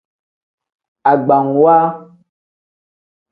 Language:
Tem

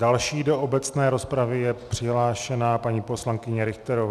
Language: Czech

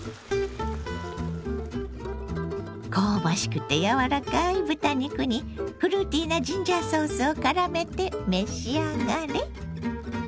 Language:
Japanese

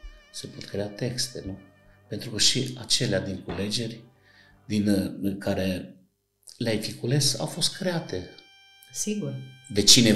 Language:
Romanian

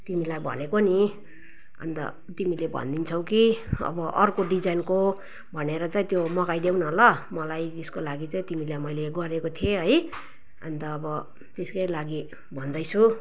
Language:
Nepali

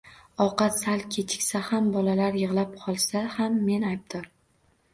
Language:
Uzbek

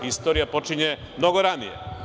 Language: Serbian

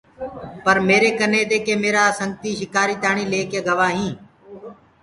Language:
Gurgula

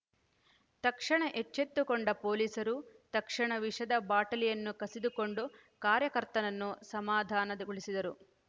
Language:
Kannada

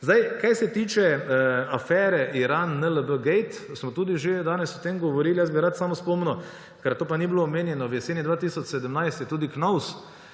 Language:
Slovenian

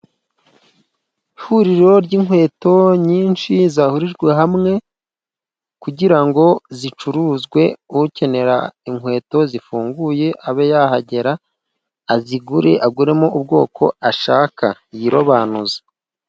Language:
Kinyarwanda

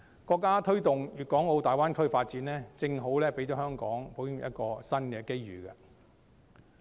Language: Cantonese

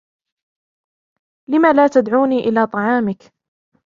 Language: Arabic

